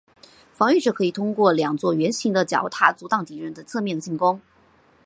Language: Chinese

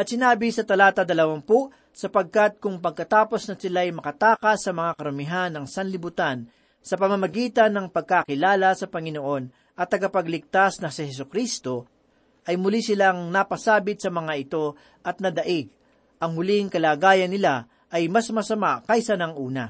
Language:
Filipino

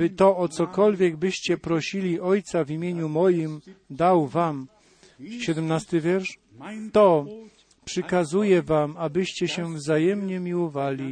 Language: Polish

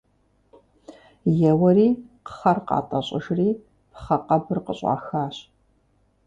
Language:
Kabardian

